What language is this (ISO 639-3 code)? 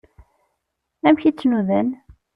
kab